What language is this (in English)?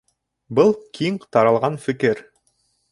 Bashkir